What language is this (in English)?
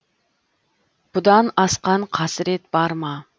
Kazakh